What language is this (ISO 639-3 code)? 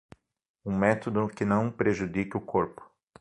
por